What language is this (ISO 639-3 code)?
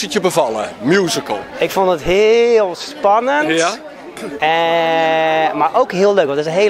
nld